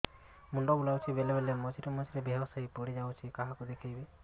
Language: Odia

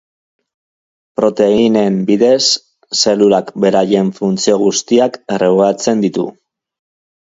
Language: Basque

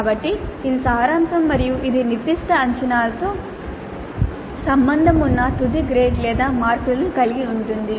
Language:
Telugu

